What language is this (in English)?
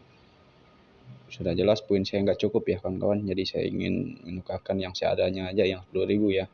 Indonesian